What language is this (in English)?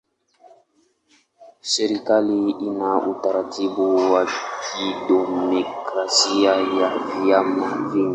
Swahili